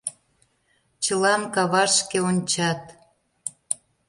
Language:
Mari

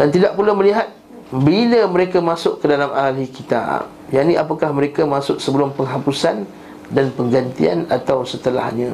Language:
Malay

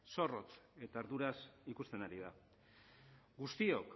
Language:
Basque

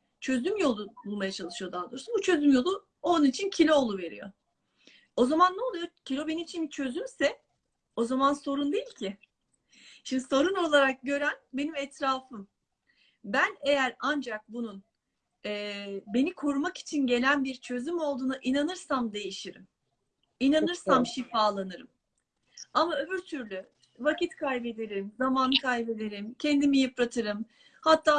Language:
Turkish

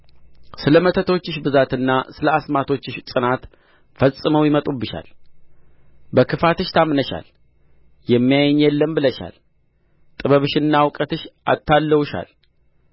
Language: Amharic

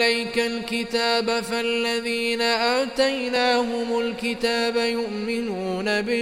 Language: Arabic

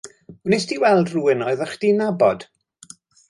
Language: Welsh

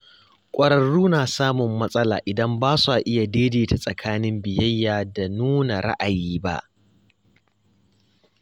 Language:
Hausa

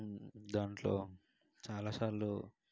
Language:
Telugu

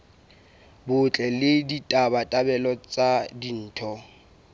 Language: Southern Sotho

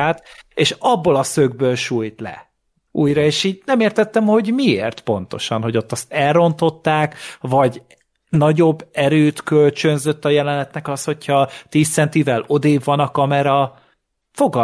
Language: Hungarian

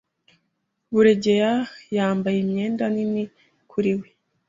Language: Kinyarwanda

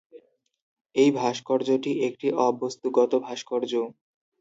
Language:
Bangla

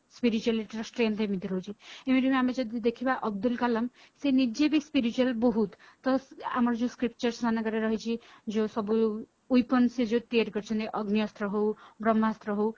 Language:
Odia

